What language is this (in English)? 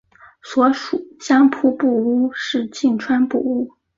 Chinese